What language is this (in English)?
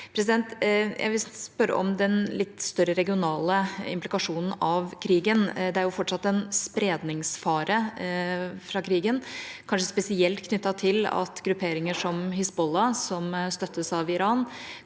Norwegian